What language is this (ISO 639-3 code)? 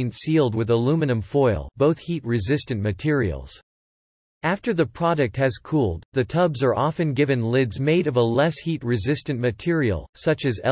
eng